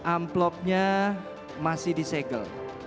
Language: Indonesian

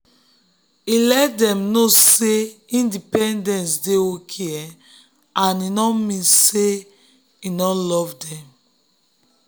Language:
Nigerian Pidgin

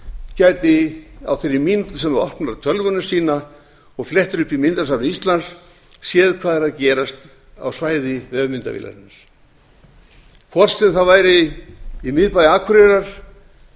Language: Icelandic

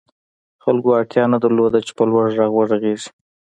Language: Pashto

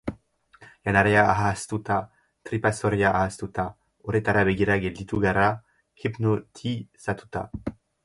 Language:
Basque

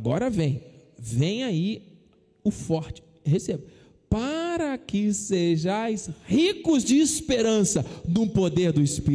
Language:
Portuguese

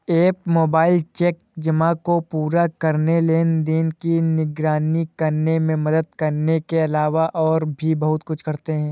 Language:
Hindi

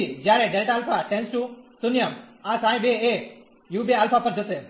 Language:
Gujarati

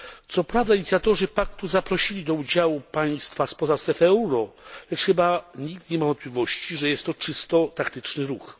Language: Polish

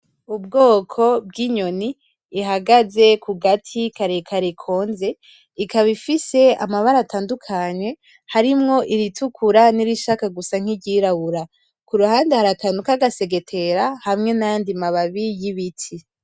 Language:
Rundi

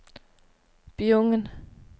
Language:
Norwegian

